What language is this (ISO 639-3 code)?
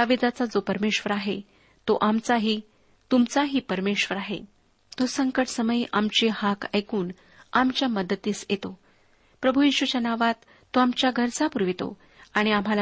mar